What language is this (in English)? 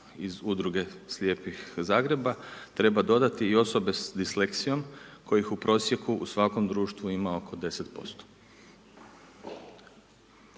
Croatian